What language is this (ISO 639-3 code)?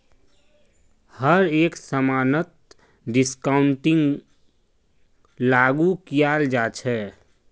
mag